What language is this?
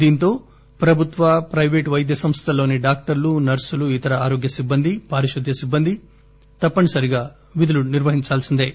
Telugu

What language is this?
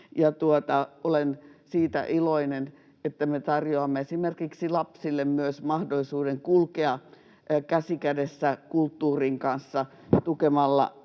Finnish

